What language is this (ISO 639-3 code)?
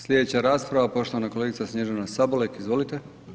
hrv